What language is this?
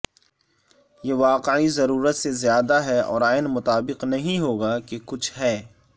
Urdu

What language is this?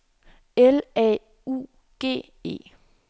Danish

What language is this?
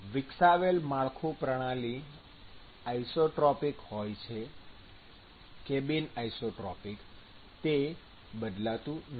Gujarati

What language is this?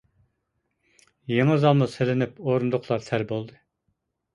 Uyghur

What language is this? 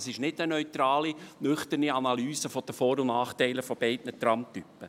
Swiss German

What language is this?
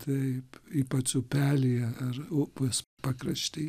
Lithuanian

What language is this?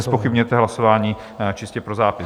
Czech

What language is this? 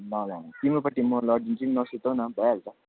Nepali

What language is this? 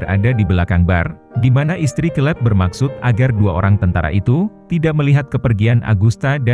Indonesian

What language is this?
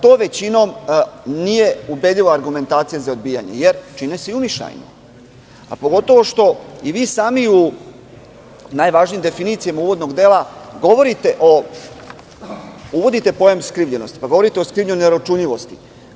Serbian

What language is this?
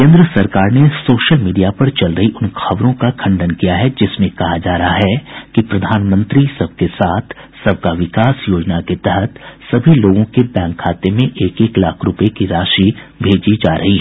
Hindi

